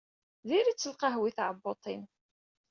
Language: Kabyle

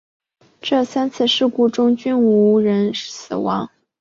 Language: Chinese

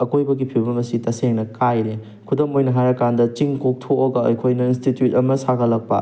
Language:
Manipuri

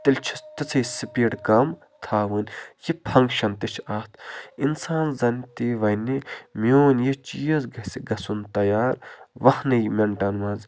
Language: Kashmiri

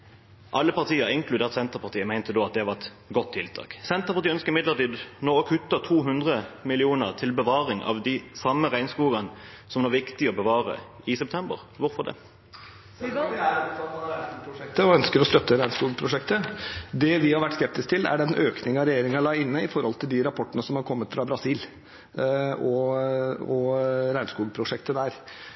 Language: Norwegian Bokmål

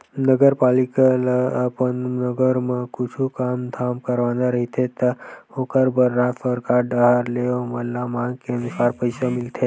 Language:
Chhattisgarhi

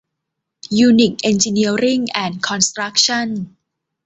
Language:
Thai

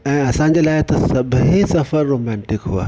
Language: Sindhi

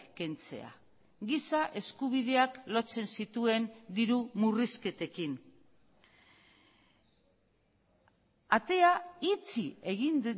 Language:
Basque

